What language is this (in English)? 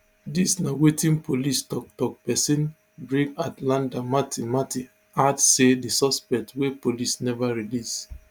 Nigerian Pidgin